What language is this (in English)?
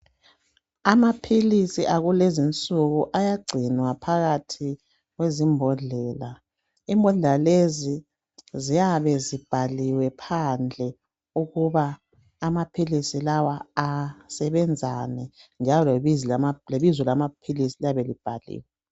North Ndebele